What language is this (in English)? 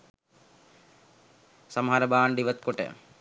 Sinhala